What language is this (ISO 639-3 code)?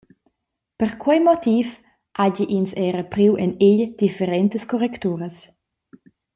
roh